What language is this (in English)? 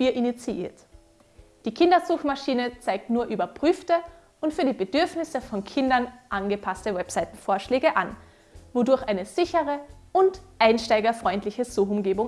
German